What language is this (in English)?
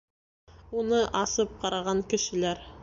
Bashkir